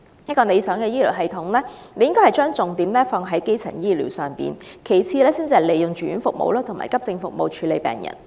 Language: Cantonese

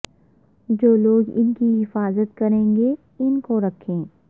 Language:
Urdu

